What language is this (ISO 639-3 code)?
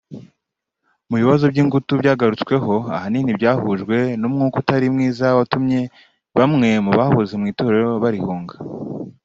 kin